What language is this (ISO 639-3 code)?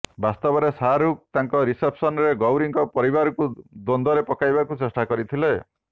ori